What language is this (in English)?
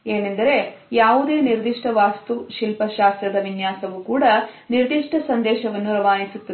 Kannada